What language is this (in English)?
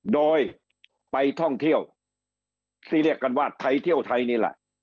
Thai